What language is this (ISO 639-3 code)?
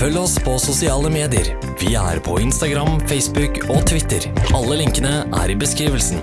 nor